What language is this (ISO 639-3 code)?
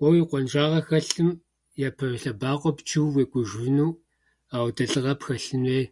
kbd